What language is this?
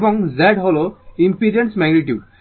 Bangla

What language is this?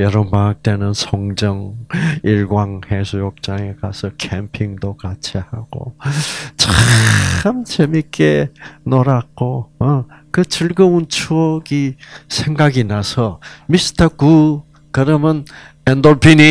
Korean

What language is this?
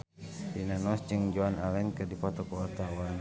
Sundanese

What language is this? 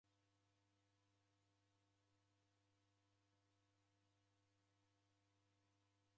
Taita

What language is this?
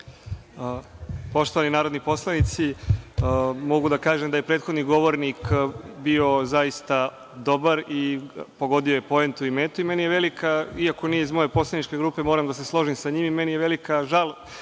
Serbian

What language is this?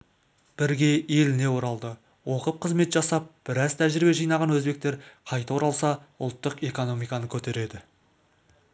Kazakh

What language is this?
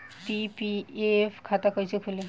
Bhojpuri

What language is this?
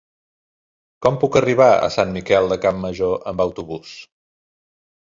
Catalan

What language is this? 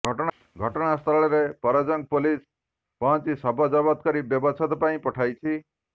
Odia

